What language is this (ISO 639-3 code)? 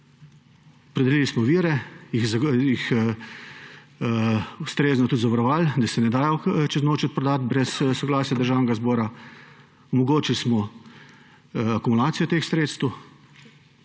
slv